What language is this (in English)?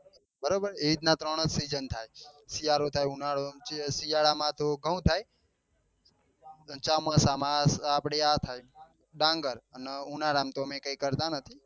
Gujarati